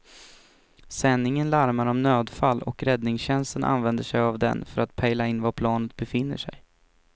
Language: Swedish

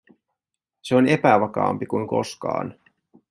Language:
Finnish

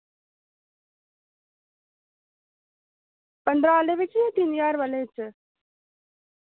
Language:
Dogri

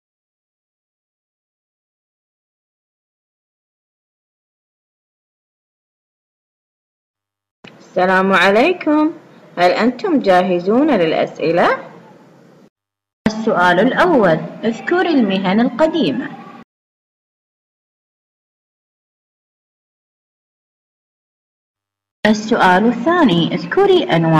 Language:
Arabic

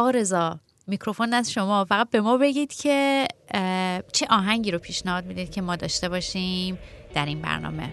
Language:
Persian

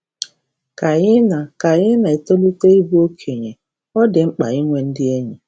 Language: Igbo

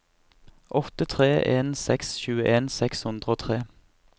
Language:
Norwegian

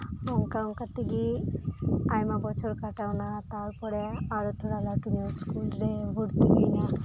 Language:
Santali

